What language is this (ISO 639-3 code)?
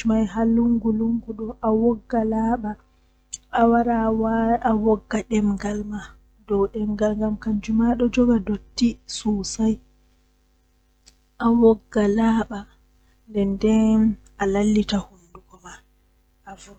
fuh